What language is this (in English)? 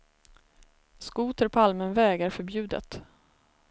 Swedish